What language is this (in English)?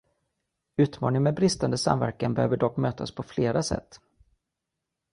Swedish